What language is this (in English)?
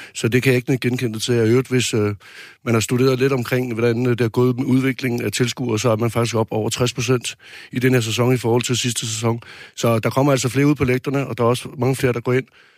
Danish